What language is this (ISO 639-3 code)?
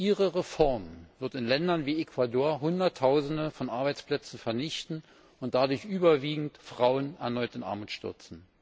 deu